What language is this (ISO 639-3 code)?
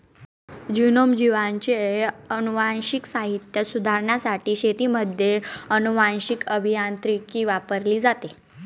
mar